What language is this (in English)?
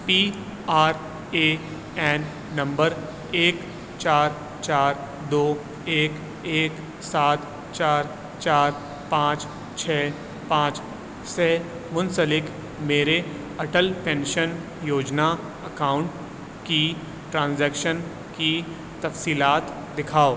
Urdu